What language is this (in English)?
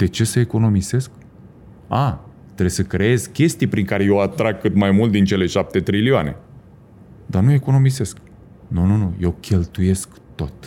Romanian